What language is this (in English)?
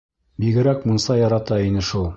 Bashkir